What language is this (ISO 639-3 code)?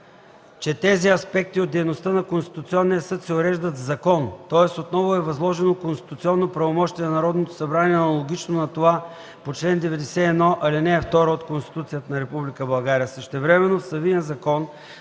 bul